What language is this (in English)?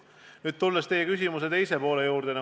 Estonian